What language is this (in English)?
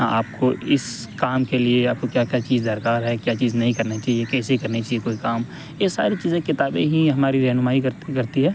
Urdu